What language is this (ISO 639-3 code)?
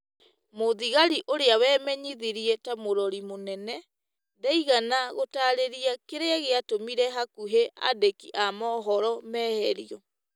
kik